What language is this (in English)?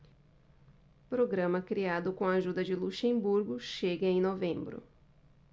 Portuguese